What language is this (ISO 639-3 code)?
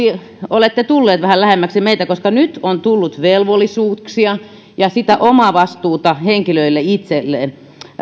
fin